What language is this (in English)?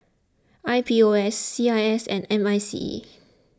English